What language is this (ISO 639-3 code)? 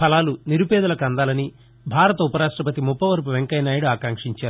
tel